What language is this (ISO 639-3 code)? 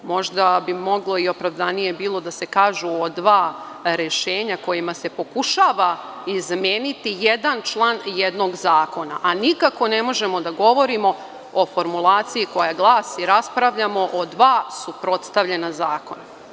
srp